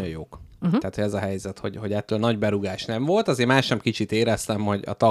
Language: Hungarian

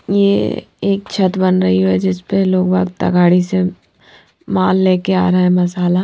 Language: Hindi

